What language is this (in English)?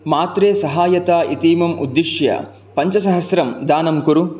Sanskrit